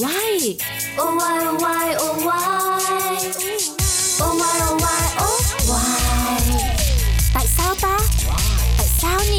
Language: Vietnamese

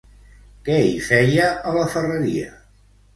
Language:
Catalan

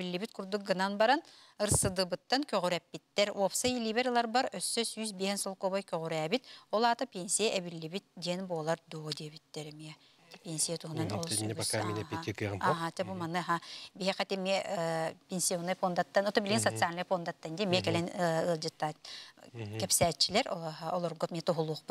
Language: Turkish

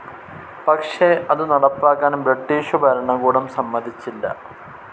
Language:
Malayalam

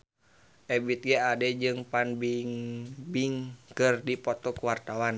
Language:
Sundanese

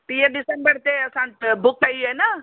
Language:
Sindhi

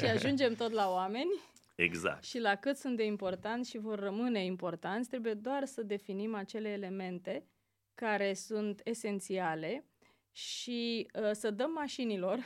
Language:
Romanian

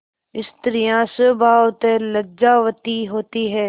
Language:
Hindi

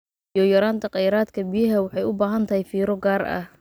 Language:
Somali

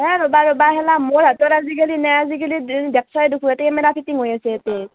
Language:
Assamese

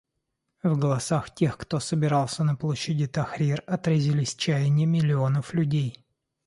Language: Russian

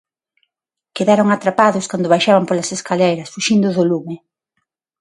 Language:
Galician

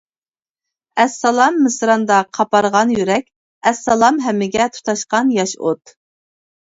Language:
Uyghur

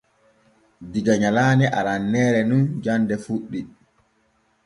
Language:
Borgu Fulfulde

